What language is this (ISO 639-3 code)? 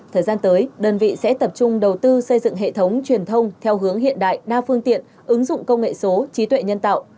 vie